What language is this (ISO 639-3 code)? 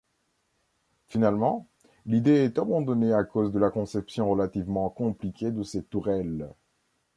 fra